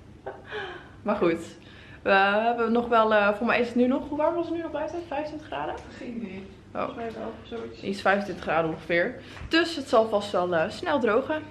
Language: Dutch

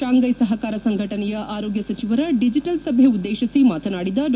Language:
Kannada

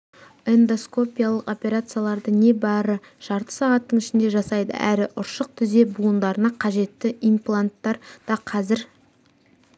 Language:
Kazakh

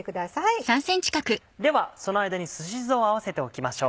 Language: Japanese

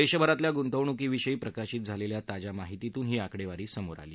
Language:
Marathi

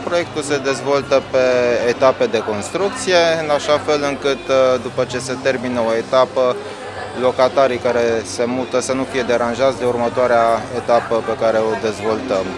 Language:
Romanian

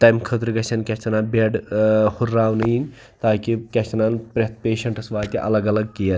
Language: Kashmiri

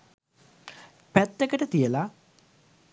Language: Sinhala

